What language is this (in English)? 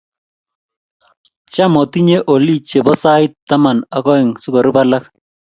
Kalenjin